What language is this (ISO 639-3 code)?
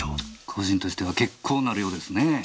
jpn